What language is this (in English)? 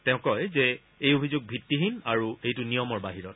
Assamese